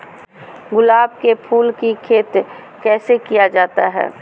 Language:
Magahi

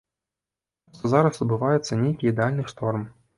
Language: Belarusian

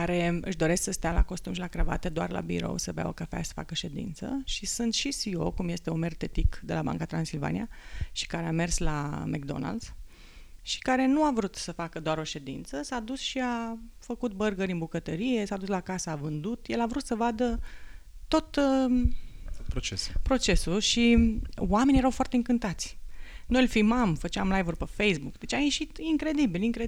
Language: Romanian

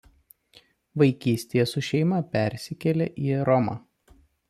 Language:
Lithuanian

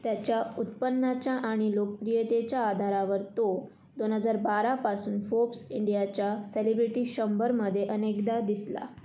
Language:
Marathi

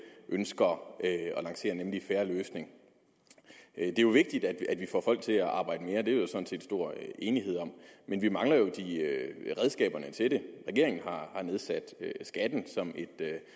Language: Danish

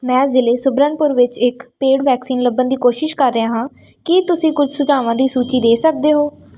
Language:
Punjabi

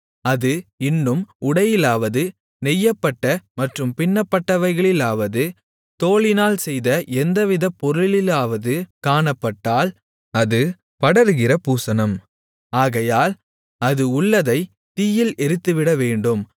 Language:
Tamil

